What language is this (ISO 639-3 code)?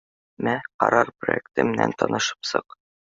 bak